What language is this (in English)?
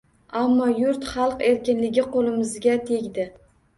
Uzbek